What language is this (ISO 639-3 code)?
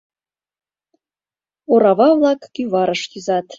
chm